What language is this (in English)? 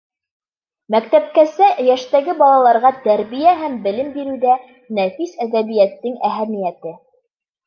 Bashkir